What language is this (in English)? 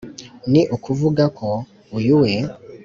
Kinyarwanda